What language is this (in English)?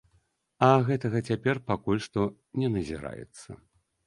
Belarusian